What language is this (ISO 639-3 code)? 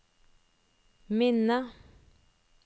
nor